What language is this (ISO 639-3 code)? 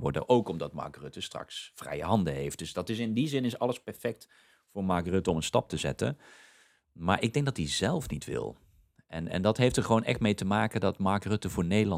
nld